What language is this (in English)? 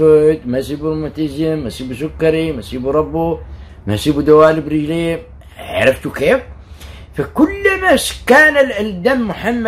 Arabic